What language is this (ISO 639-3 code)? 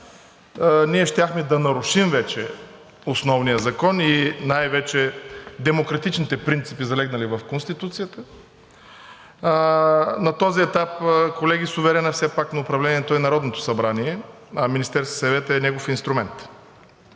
bul